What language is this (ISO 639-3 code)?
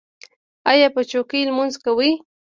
pus